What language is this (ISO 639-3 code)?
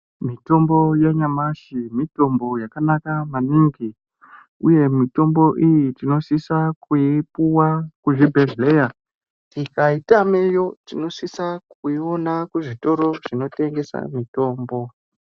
ndc